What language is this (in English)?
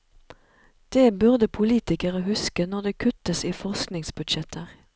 Norwegian